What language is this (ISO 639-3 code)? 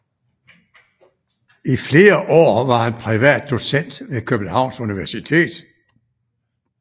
dan